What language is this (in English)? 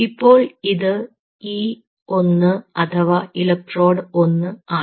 Malayalam